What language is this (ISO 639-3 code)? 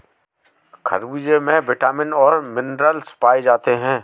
hin